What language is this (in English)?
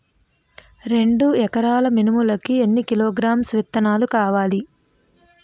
Telugu